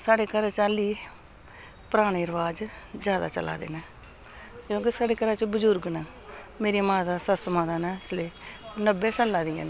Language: Dogri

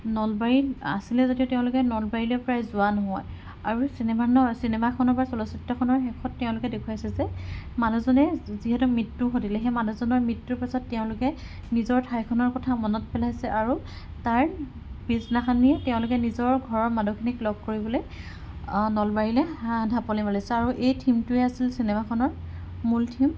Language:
Assamese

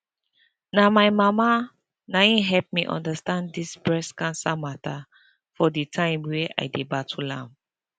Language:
Nigerian Pidgin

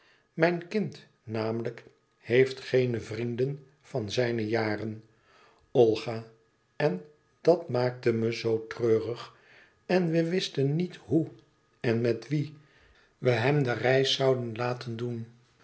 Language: Dutch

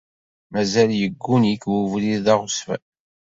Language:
Kabyle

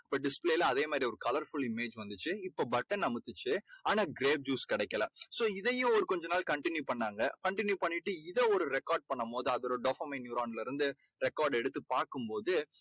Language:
Tamil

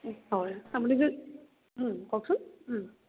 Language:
Assamese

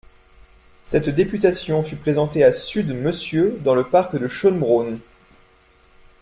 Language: French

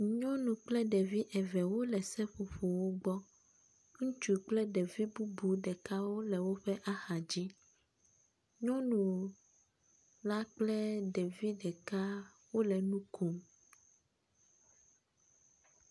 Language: Ewe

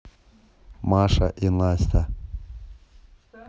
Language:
Russian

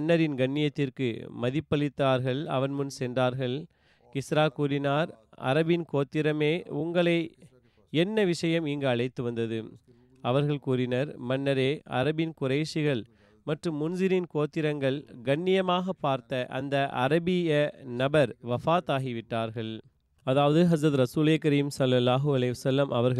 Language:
Tamil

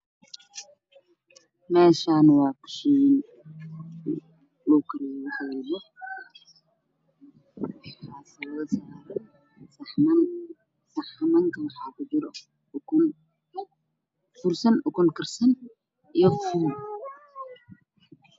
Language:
Somali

